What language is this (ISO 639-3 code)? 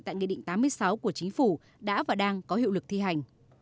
vie